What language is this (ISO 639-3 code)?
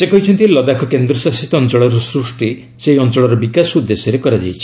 ori